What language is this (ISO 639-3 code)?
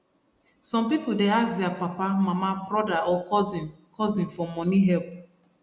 pcm